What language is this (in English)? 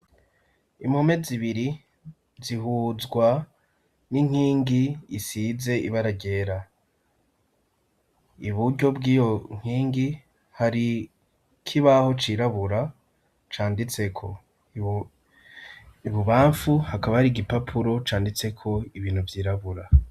Rundi